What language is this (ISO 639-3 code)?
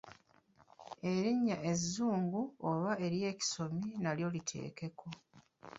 lug